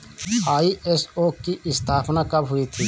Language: Hindi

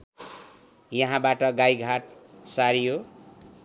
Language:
Nepali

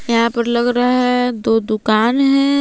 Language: Hindi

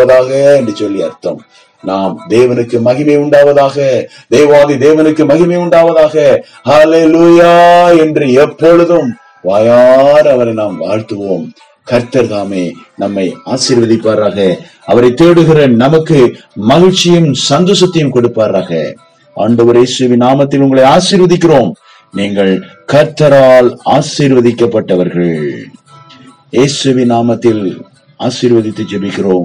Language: Tamil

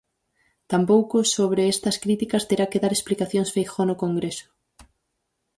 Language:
Galician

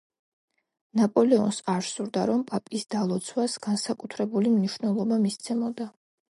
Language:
Georgian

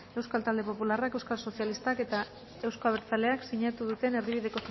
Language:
Basque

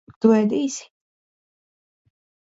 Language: Latvian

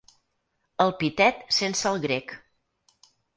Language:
Catalan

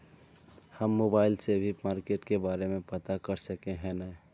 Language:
Magahi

